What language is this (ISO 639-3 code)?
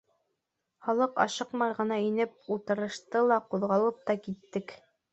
bak